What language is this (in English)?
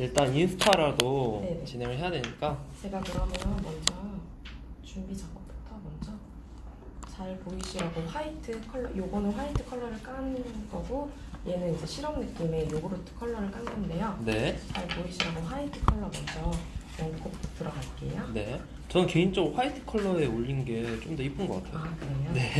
Korean